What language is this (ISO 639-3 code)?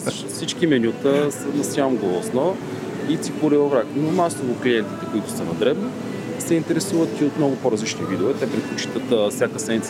bul